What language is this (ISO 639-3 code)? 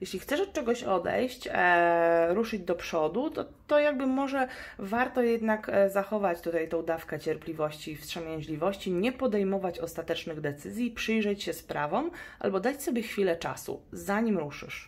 pol